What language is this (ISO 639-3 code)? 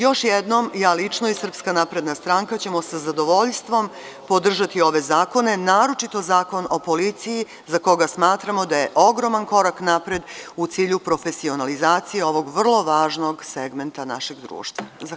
srp